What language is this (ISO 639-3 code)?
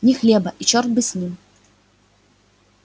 rus